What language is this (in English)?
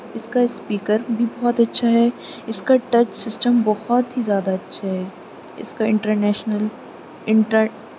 Urdu